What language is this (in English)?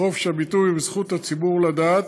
Hebrew